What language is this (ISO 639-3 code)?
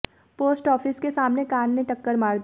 hin